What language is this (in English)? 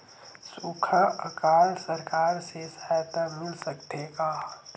Chhattisgarhi